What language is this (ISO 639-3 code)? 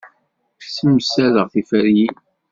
kab